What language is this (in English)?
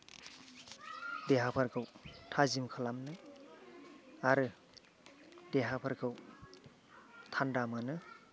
Bodo